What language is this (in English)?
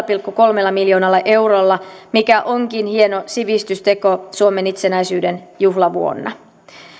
Finnish